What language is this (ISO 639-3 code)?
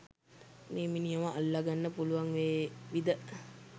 sin